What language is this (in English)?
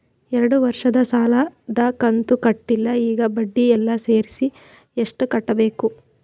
Kannada